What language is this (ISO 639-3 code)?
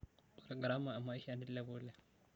mas